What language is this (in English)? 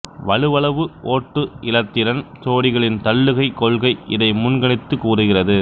Tamil